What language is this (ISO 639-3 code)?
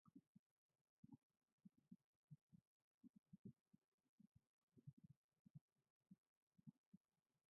lav